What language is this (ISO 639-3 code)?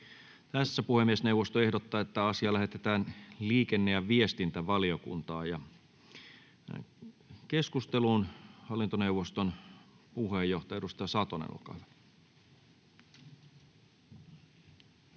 fin